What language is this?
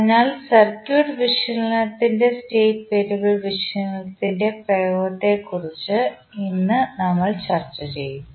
Malayalam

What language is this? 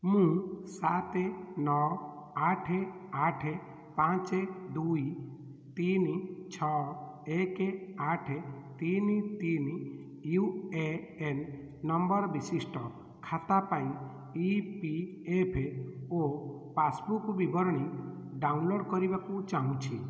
Odia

